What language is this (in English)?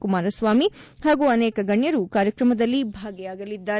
Kannada